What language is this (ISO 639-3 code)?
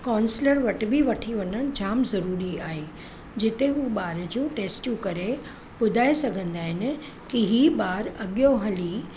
snd